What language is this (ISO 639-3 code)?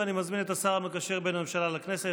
heb